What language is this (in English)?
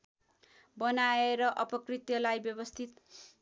Nepali